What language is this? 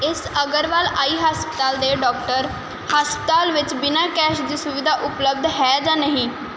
Punjabi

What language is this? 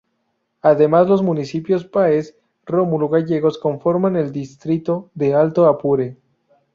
Spanish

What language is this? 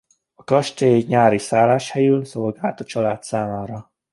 Hungarian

